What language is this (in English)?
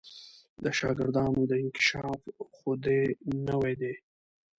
Pashto